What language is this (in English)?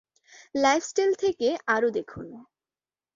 Bangla